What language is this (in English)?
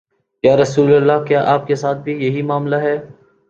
Urdu